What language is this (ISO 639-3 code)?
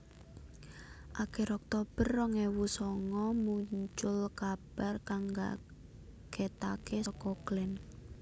jav